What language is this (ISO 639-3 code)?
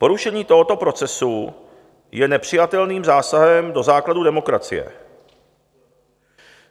ces